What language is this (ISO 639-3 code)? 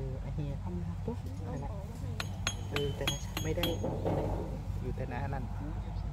tha